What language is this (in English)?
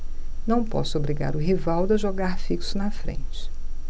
Portuguese